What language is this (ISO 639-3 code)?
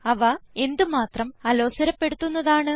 mal